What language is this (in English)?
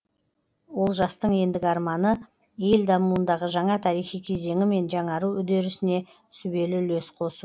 Kazakh